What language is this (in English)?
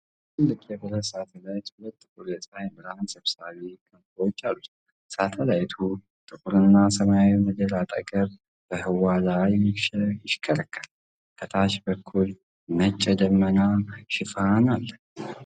Amharic